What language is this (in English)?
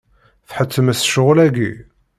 Kabyle